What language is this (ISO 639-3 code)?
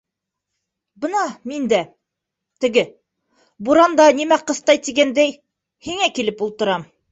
bak